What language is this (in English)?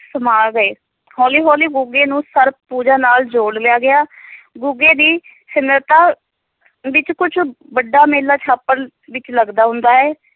Punjabi